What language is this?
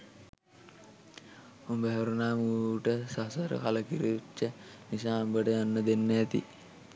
Sinhala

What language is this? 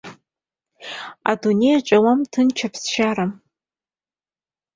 Abkhazian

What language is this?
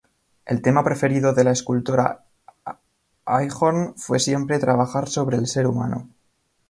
Spanish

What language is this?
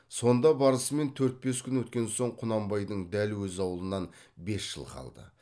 Kazakh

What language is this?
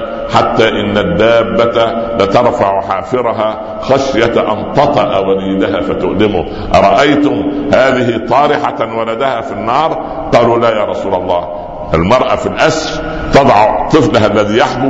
Arabic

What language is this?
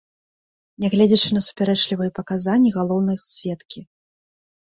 Belarusian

